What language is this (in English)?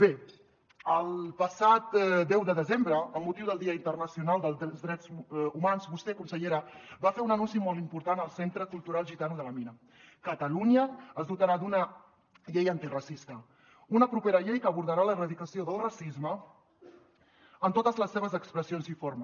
Catalan